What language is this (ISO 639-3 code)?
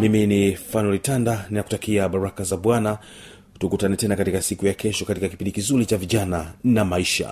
swa